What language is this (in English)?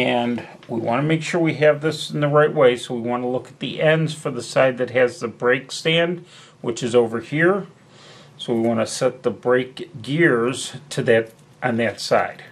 English